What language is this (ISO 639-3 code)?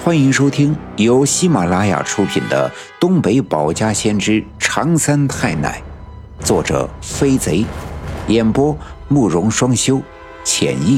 zho